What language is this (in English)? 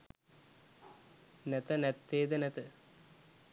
Sinhala